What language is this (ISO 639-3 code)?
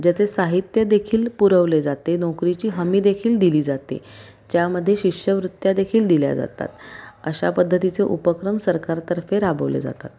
mar